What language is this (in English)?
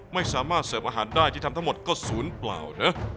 Thai